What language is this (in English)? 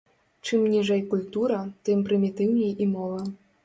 Belarusian